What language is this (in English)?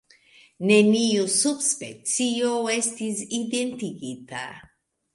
Esperanto